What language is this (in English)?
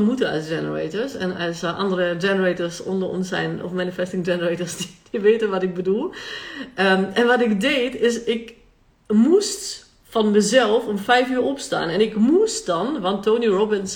Dutch